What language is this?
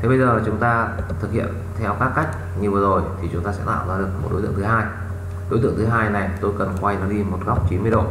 Vietnamese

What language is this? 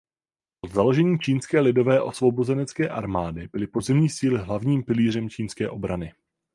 Czech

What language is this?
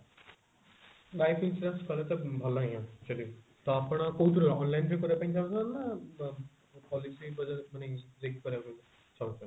Odia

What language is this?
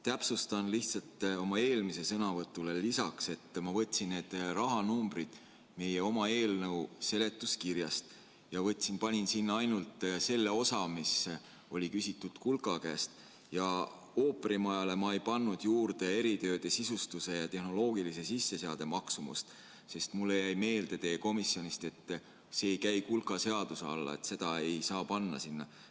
Estonian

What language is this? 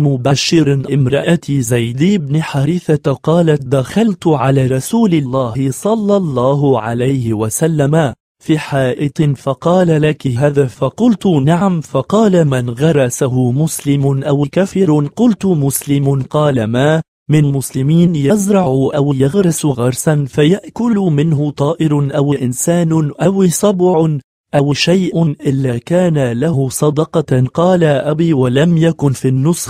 Arabic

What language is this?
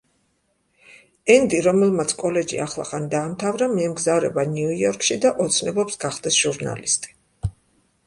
Georgian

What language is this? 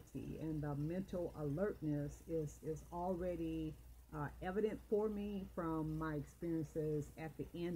English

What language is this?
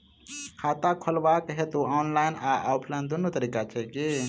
Maithili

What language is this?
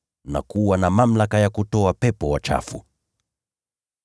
Swahili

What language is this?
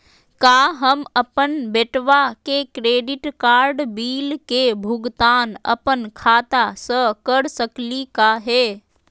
Magahi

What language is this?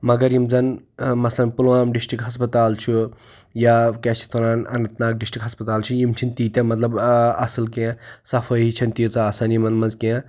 Kashmiri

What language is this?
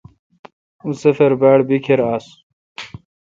Kalkoti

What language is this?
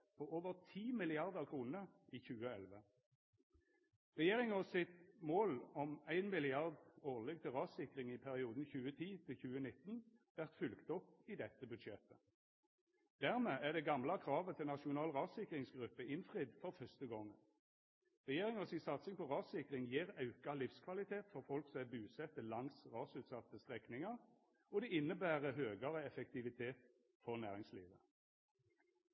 Norwegian Nynorsk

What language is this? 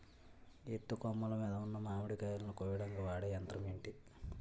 Telugu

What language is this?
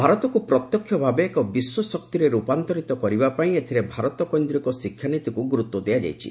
Odia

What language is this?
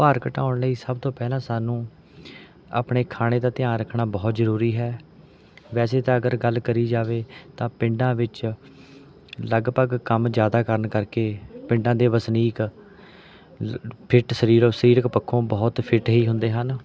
Punjabi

